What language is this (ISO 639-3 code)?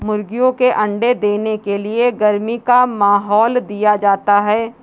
hin